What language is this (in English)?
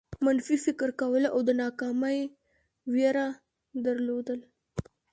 Pashto